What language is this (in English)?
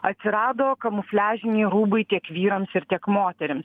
Lithuanian